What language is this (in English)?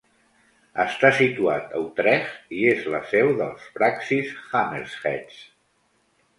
Catalan